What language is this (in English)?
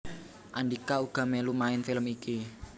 Javanese